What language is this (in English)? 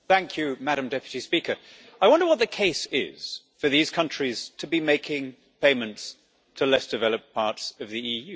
English